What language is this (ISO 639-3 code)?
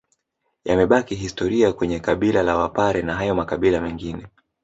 swa